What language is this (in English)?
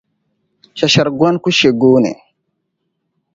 Dagbani